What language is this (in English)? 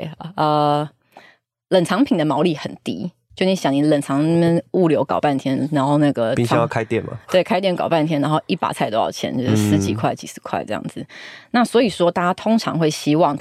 Chinese